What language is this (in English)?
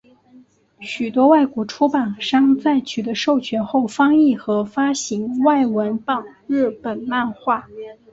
Chinese